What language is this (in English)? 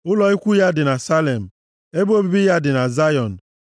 Igbo